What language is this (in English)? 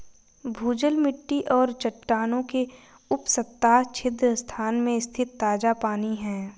Hindi